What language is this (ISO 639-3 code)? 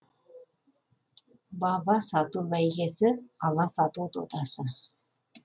kaz